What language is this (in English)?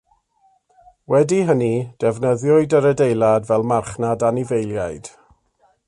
Welsh